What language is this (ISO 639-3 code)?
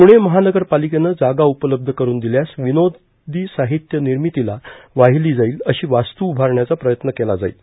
mar